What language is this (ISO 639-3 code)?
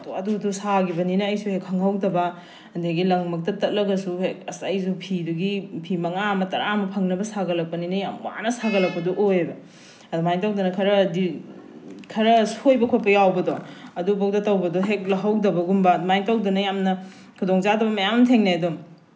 mni